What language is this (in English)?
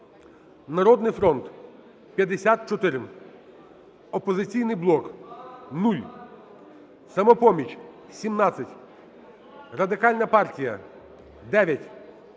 Ukrainian